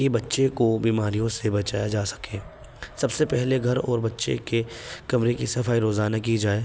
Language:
Urdu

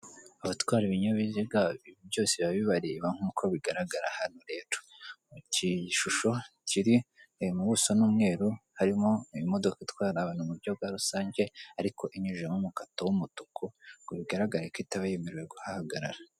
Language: Kinyarwanda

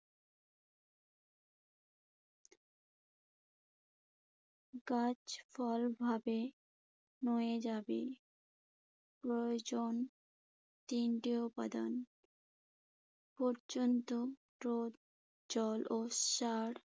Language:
Bangla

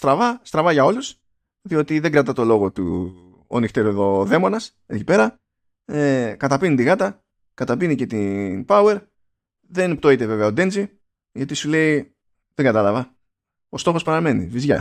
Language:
Greek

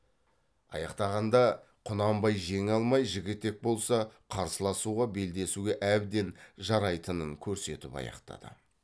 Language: Kazakh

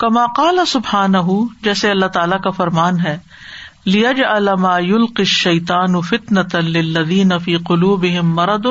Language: Urdu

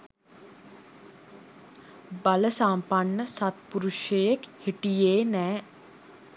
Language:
Sinhala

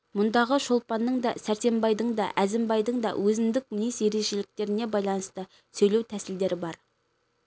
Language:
Kazakh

